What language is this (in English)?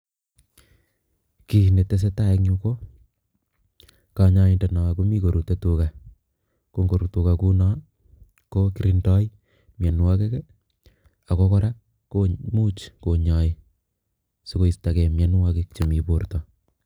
Kalenjin